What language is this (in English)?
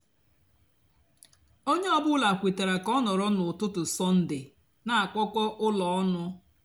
Igbo